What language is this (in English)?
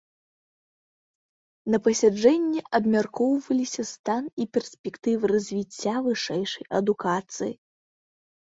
Belarusian